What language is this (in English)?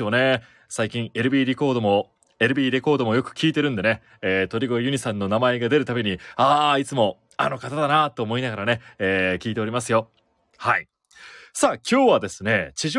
Japanese